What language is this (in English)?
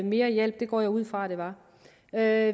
Danish